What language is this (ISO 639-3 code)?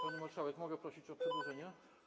pol